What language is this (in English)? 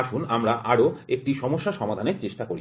Bangla